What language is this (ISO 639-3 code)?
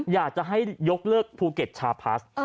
tha